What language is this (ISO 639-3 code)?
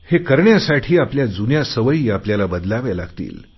mar